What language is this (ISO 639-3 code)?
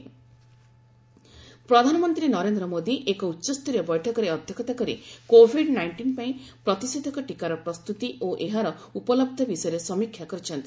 ori